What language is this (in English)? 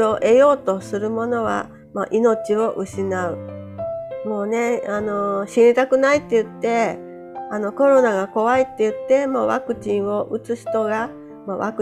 Japanese